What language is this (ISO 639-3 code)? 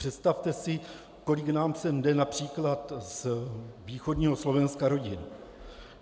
ces